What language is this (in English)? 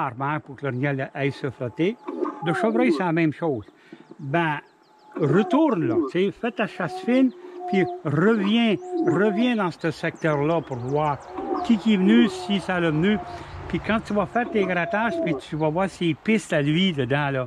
French